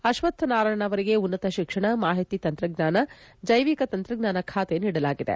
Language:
Kannada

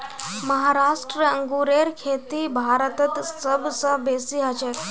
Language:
Magahi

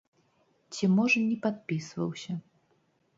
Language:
Belarusian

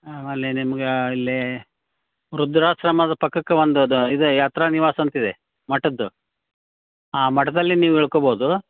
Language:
Kannada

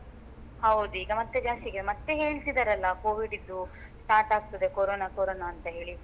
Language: Kannada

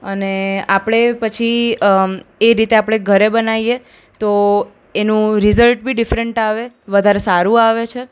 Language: Gujarati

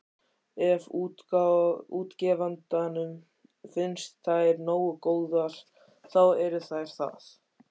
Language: Icelandic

